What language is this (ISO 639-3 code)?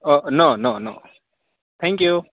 guj